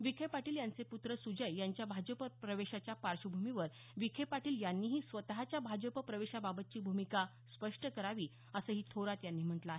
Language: Marathi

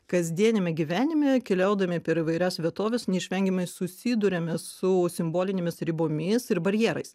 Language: Lithuanian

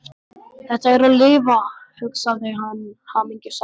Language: Icelandic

